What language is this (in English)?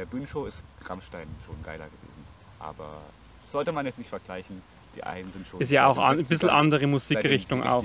German